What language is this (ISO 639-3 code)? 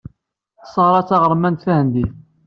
kab